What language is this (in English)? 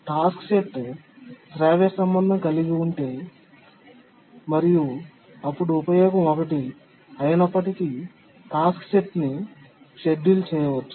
Telugu